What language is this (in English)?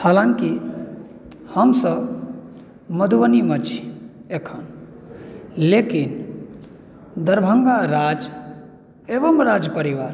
Maithili